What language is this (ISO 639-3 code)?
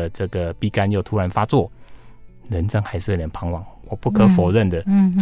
zho